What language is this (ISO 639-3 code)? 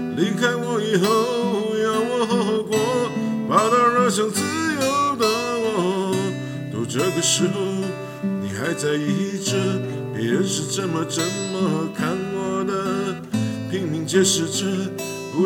zho